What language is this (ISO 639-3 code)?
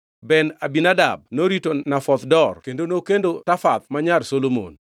luo